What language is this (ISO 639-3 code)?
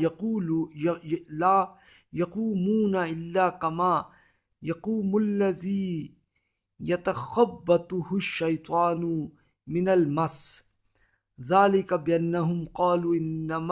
urd